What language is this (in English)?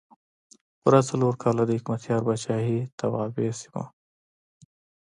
Pashto